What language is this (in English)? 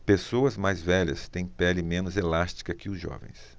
Portuguese